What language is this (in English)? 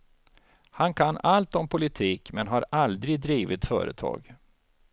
Swedish